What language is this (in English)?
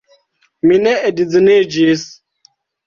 Esperanto